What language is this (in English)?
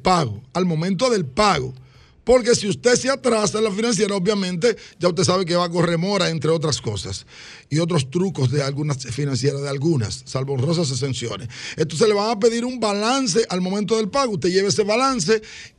Spanish